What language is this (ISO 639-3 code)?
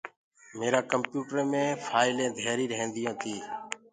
ggg